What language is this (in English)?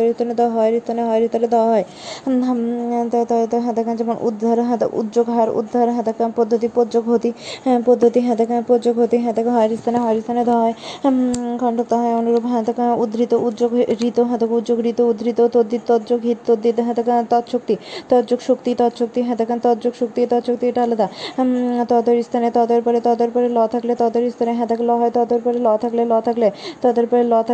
Bangla